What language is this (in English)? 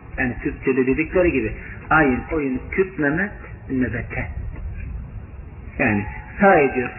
Turkish